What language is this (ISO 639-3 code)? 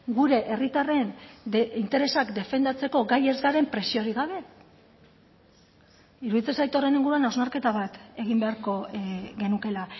eus